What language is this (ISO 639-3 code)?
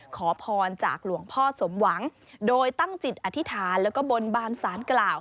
tha